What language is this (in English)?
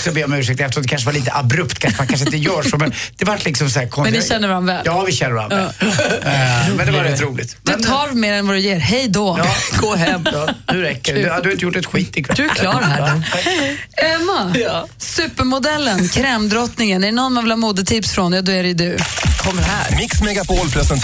Swedish